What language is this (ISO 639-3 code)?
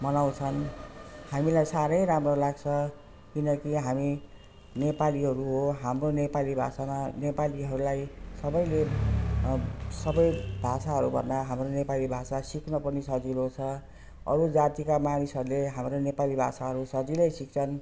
nep